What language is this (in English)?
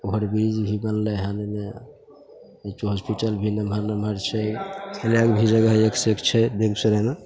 Maithili